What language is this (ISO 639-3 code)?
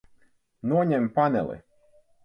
lav